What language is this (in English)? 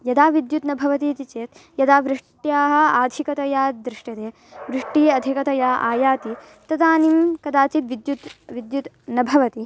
Sanskrit